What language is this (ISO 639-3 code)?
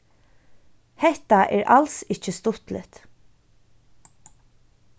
fao